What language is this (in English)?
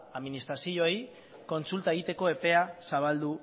Basque